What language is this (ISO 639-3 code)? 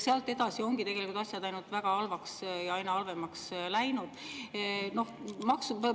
est